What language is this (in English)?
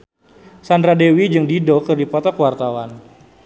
Sundanese